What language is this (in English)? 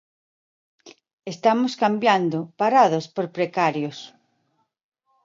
Galician